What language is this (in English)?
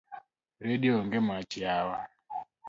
Luo (Kenya and Tanzania)